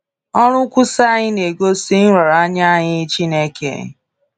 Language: Igbo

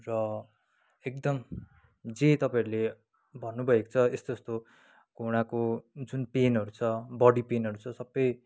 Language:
Nepali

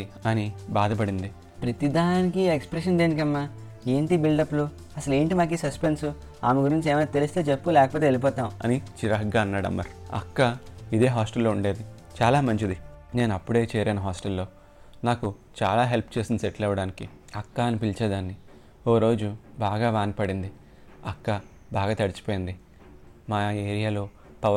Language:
Telugu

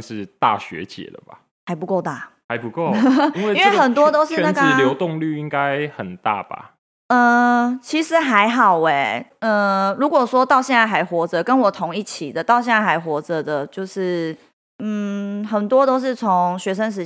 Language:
Chinese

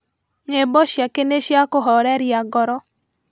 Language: Kikuyu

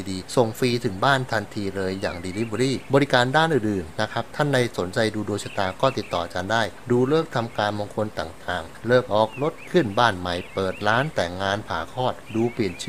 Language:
Thai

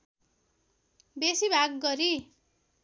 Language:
Nepali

